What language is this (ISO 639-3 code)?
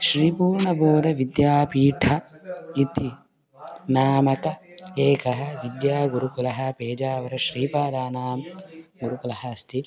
san